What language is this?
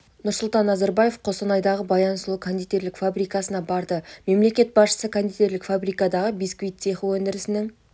Kazakh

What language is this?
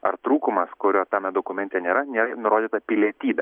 Lithuanian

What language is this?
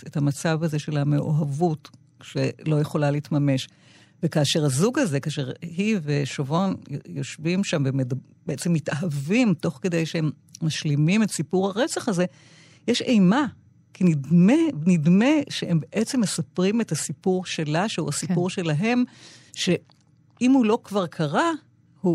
Hebrew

